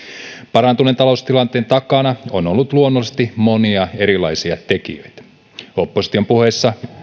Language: Finnish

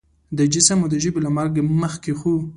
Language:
Pashto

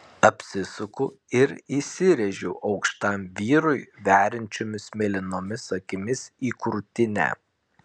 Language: Lithuanian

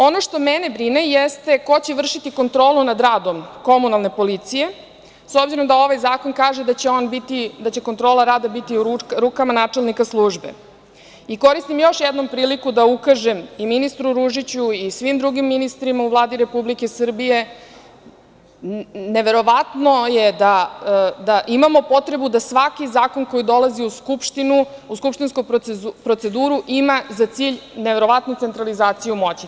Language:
Serbian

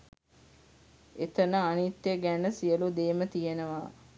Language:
Sinhala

